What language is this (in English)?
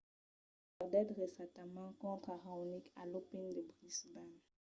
Occitan